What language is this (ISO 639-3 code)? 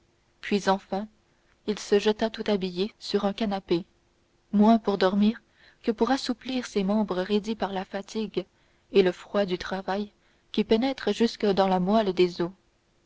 fra